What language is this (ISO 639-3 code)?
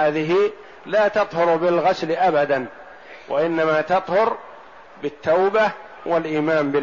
ara